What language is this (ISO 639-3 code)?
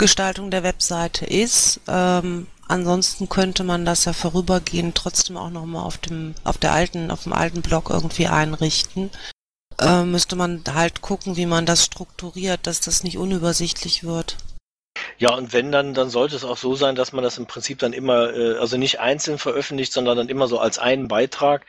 deu